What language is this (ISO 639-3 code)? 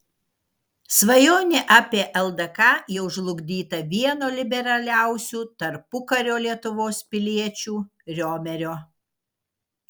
lit